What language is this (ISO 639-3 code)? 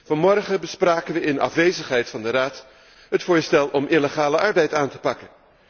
nld